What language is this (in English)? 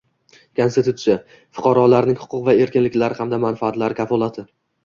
Uzbek